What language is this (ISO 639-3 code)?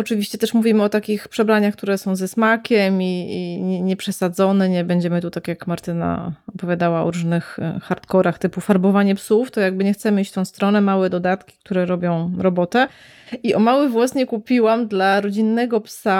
pol